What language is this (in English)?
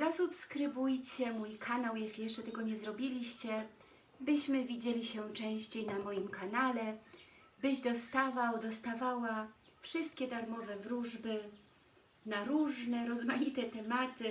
Polish